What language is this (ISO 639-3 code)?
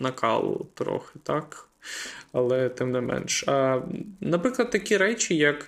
ukr